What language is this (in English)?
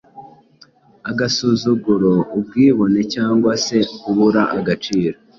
Kinyarwanda